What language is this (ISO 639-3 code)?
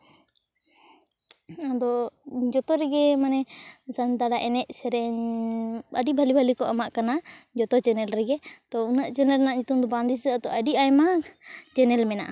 sat